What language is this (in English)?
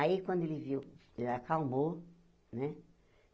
Portuguese